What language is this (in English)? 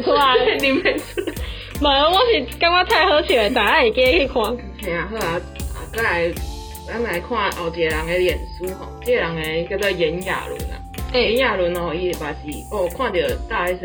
Chinese